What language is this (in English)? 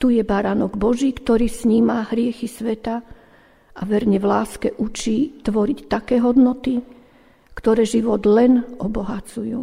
Slovak